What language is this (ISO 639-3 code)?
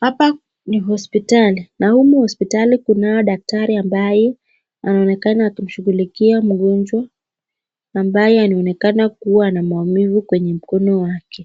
swa